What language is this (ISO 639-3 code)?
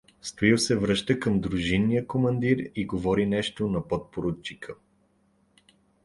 bul